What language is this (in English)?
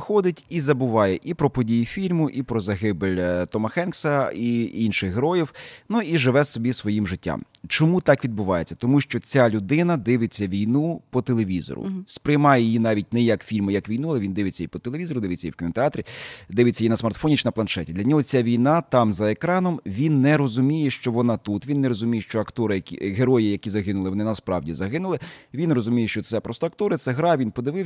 Ukrainian